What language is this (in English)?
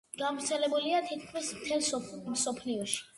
Georgian